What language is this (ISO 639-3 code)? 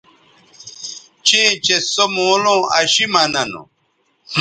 btv